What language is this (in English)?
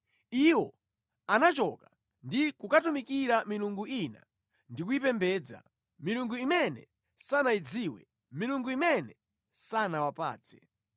Nyanja